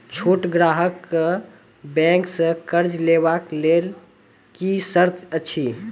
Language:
Maithili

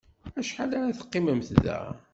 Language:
Kabyle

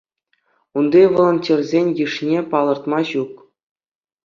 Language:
Chuvash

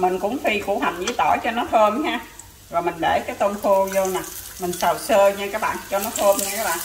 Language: Vietnamese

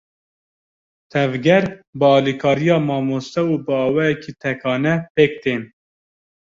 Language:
Kurdish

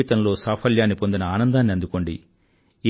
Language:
Telugu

